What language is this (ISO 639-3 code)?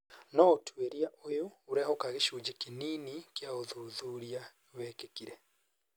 kik